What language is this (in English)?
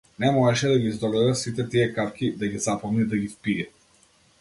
Macedonian